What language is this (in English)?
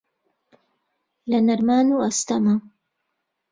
Central Kurdish